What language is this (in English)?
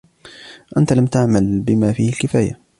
Arabic